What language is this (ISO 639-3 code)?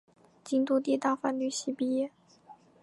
zho